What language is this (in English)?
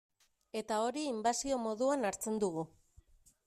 Basque